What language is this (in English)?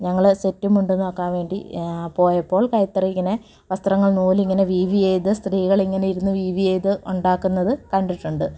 Malayalam